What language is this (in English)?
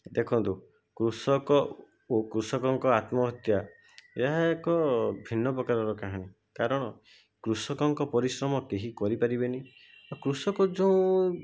Odia